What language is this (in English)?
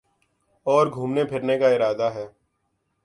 Urdu